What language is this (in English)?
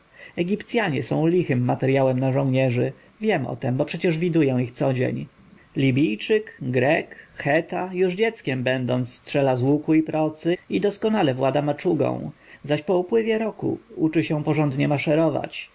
Polish